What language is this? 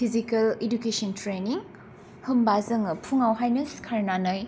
Bodo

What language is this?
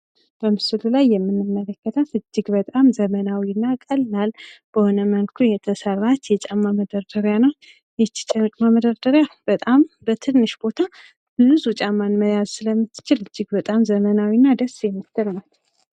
Amharic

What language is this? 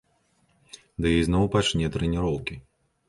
Belarusian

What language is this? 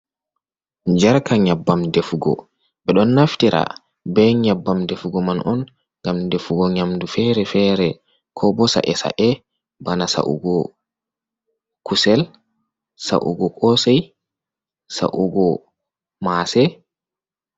Fula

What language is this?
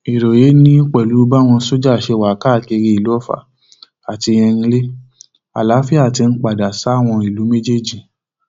Yoruba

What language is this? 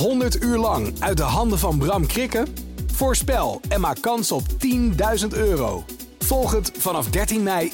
Dutch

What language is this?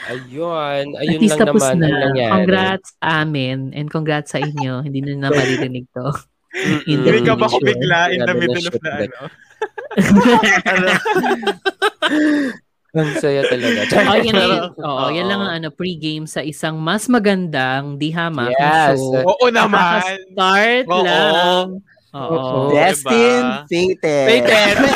Filipino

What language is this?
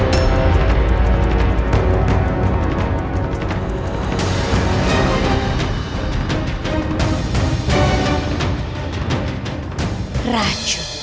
Indonesian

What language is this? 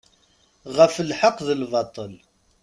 Kabyle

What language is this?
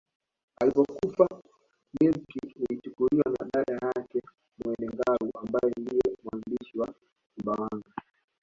Swahili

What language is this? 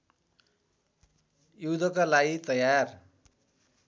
Nepali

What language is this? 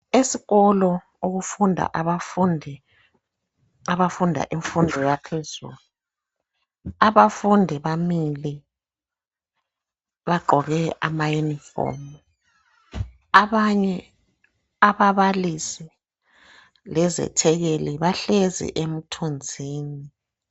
North Ndebele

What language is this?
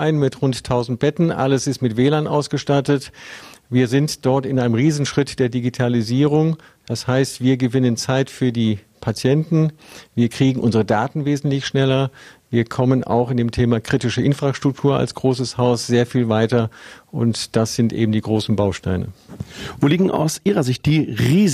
German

